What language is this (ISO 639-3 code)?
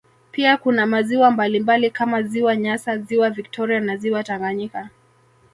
swa